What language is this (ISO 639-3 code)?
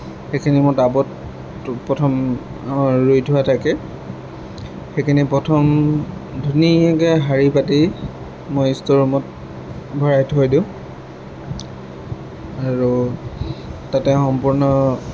asm